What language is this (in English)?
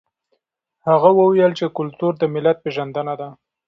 Pashto